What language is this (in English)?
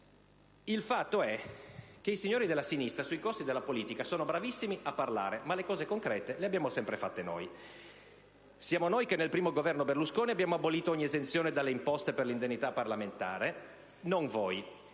Italian